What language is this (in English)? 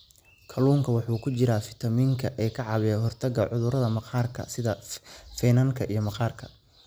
Somali